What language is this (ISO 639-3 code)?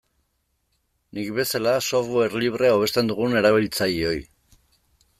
eus